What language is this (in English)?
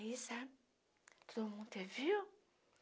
Portuguese